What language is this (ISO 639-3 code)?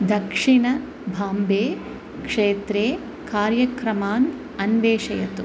san